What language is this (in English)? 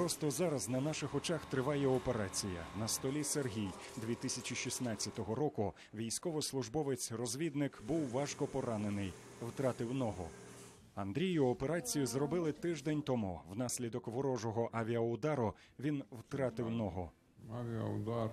Ukrainian